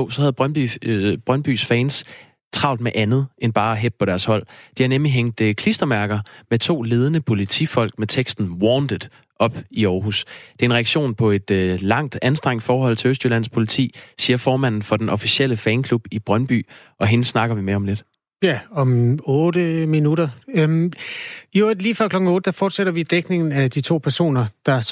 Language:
Danish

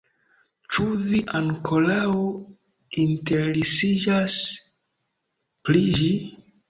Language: Esperanto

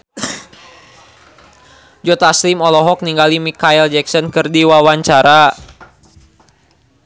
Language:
Sundanese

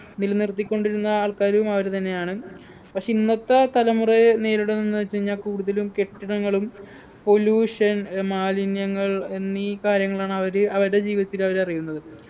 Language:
Malayalam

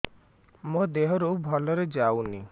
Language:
Odia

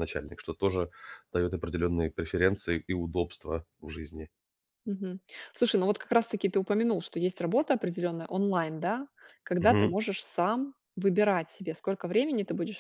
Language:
Russian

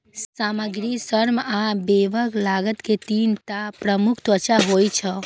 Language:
Maithili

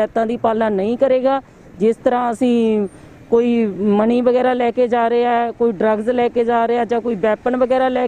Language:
Hindi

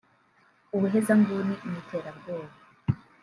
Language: Kinyarwanda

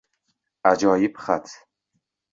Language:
Uzbek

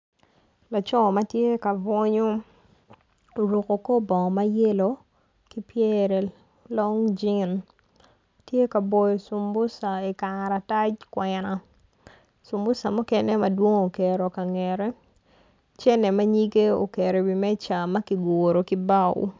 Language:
Acoli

